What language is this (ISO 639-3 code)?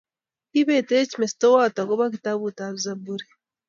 kln